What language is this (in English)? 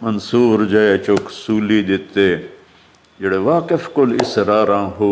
Hindi